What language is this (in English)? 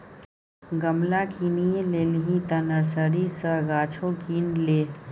Maithili